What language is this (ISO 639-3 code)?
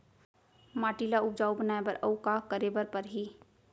hne